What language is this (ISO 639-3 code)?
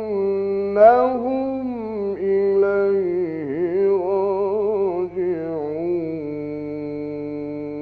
ara